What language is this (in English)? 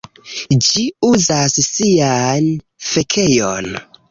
Esperanto